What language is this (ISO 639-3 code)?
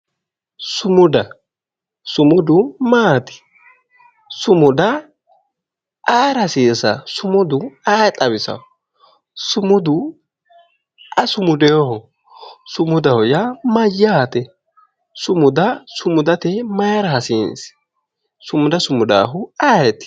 sid